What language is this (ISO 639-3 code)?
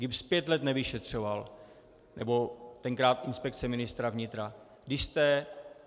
ces